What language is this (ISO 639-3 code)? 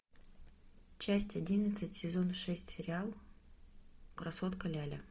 rus